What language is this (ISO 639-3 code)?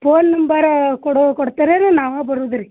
kan